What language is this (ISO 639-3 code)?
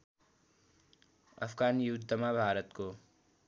nep